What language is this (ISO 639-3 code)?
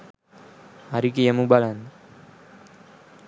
sin